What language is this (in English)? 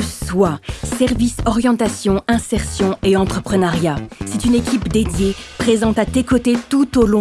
French